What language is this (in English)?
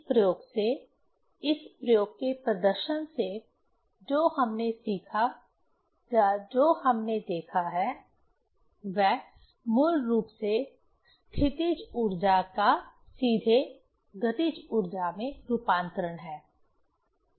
Hindi